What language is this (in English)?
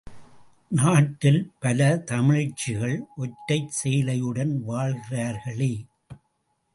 Tamil